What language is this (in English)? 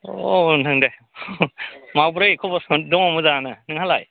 Bodo